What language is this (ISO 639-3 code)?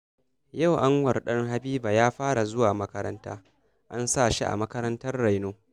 hau